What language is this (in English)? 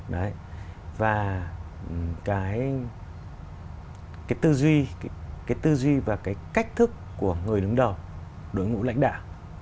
Vietnamese